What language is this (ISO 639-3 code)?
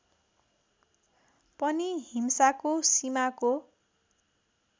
nep